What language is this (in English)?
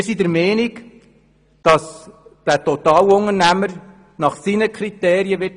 Swiss German